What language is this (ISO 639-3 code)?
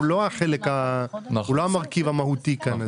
heb